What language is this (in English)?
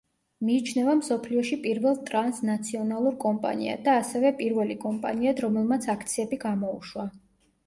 Georgian